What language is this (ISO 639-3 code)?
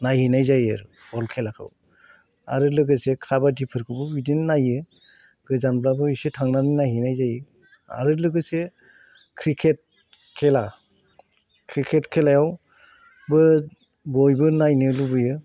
brx